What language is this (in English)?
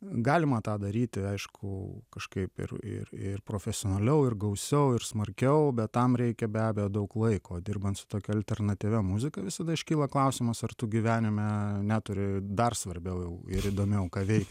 Lithuanian